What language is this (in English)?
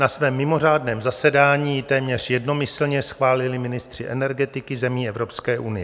Czech